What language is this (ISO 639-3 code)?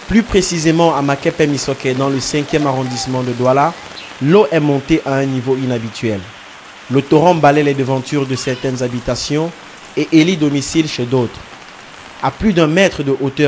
fra